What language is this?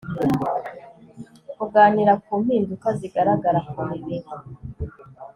Kinyarwanda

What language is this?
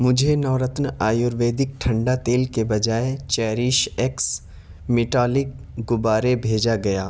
Urdu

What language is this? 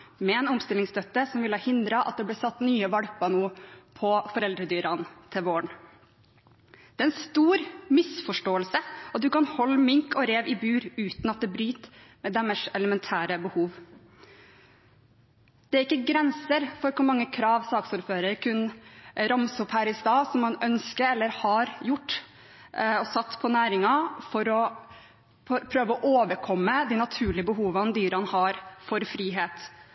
Norwegian Bokmål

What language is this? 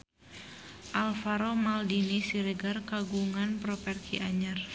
Sundanese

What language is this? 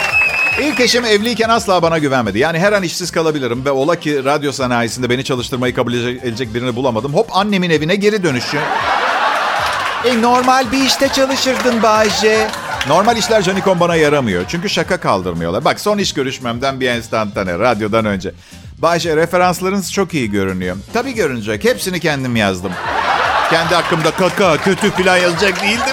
Turkish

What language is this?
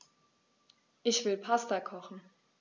German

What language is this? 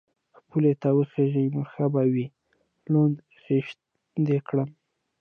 Pashto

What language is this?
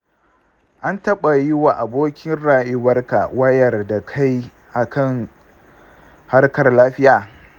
Hausa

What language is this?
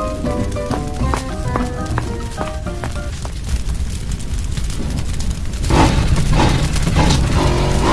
Hindi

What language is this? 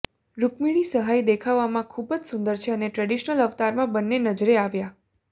Gujarati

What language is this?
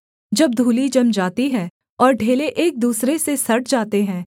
Hindi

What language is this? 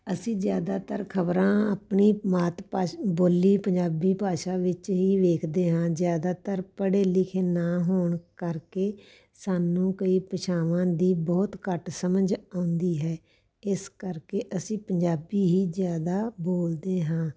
Punjabi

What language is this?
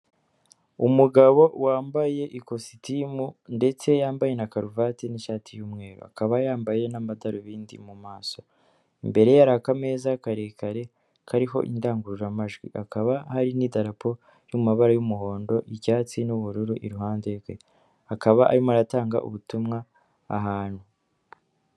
Kinyarwanda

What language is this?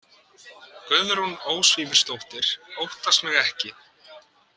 Icelandic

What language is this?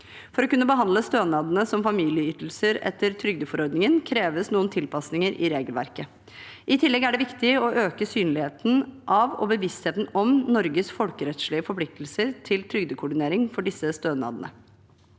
Norwegian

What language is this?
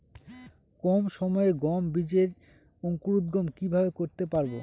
Bangla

